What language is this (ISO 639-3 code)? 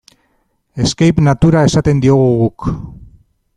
eus